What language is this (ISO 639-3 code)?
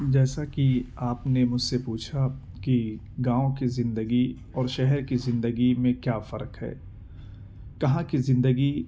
urd